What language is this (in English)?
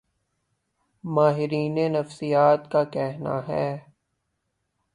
Urdu